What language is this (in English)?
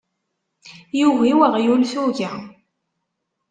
Kabyle